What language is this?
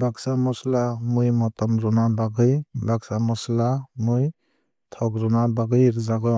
Kok Borok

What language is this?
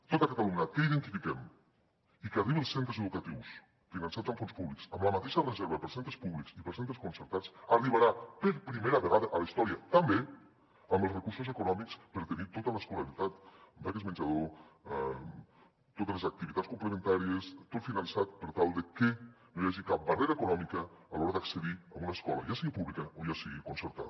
Catalan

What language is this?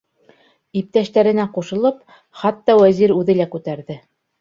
Bashkir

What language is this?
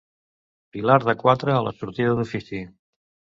Catalan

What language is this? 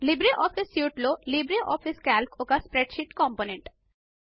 Telugu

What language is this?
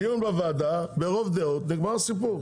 Hebrew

